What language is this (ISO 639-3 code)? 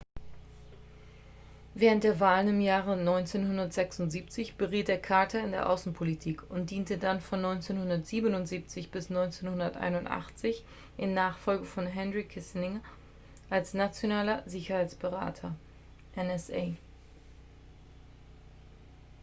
deu